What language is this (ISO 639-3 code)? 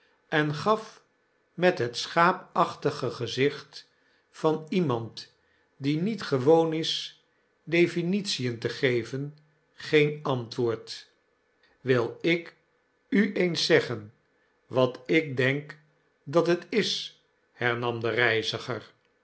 nld